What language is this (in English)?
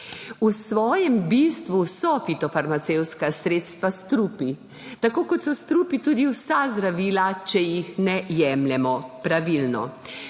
Slovenian